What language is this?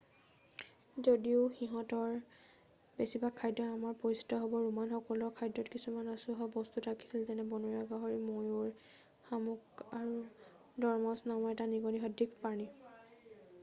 Assamese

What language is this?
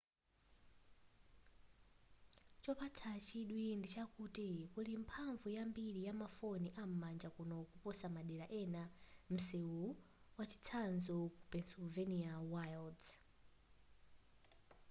Nyanja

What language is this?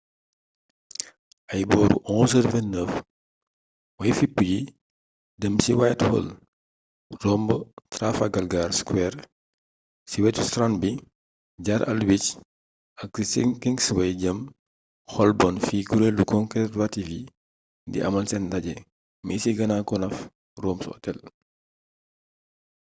Wolof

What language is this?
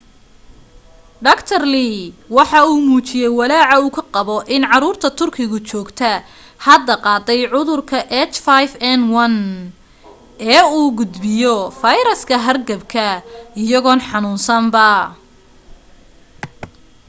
Somali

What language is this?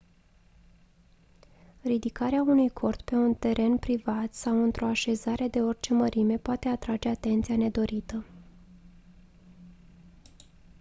Romanian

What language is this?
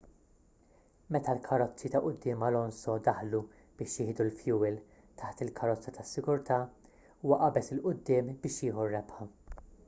Maltese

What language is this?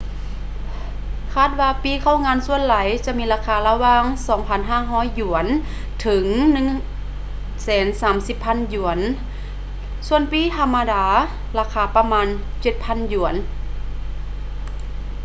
Lao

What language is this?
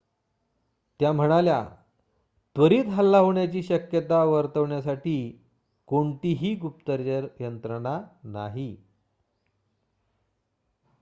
Marathi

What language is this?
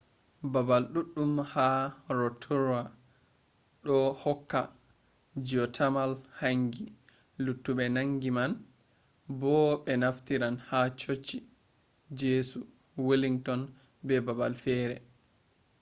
Fula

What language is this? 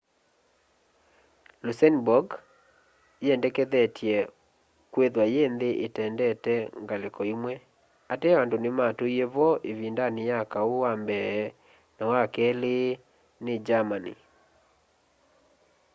Kamba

